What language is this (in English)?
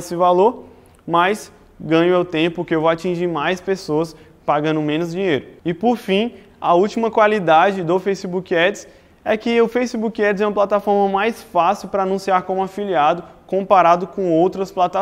Portuguese